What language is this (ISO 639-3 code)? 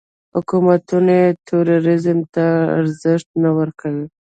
pus